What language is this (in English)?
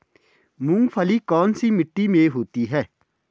Hindi